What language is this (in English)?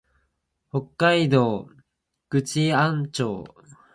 Japanese